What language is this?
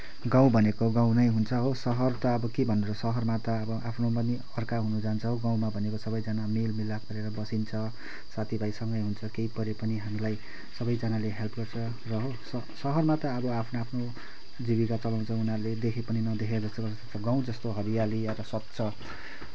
Nepali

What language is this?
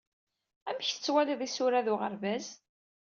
Kabyle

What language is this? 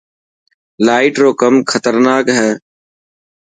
Dhatki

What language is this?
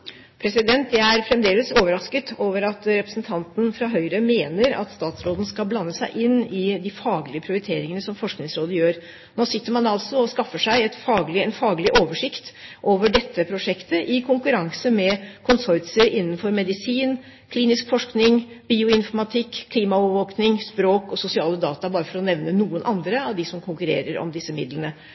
Norwegian Bokmål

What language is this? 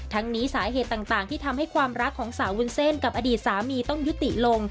Thai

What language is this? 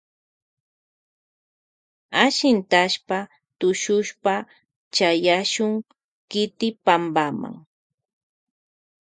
Loja Highland Quichua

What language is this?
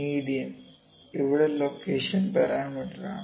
Malayalam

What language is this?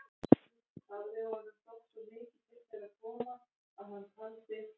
Icelandic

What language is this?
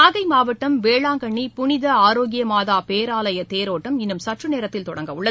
Tamil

